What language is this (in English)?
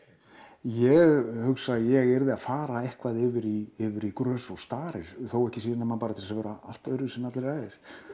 Icelandic